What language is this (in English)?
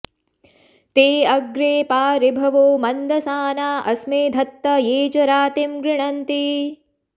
Sanskrit